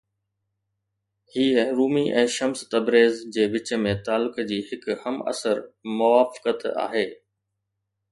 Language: Sindhi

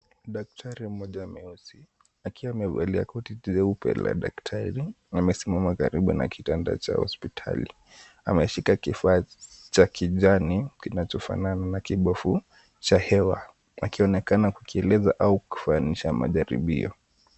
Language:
Swahili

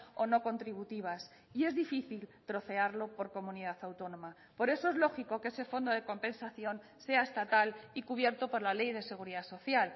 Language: Spanish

